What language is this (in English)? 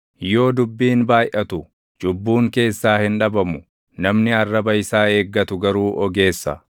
Oromo